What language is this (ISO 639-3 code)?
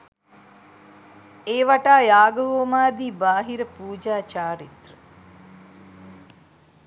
sin